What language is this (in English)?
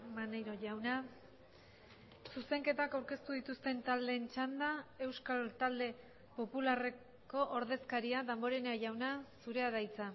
Basque